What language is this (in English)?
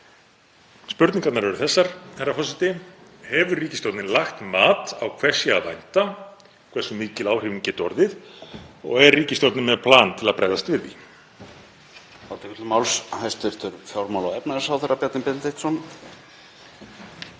Icelandic